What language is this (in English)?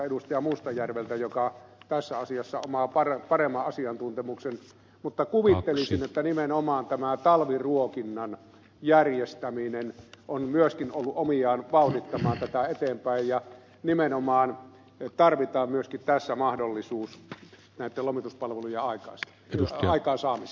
Finnish